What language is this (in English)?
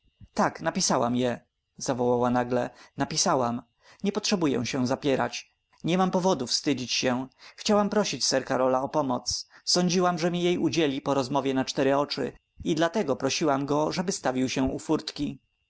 Polish